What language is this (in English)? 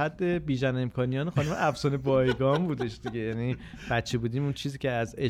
Persian